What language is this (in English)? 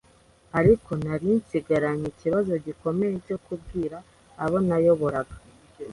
Kinyarwanda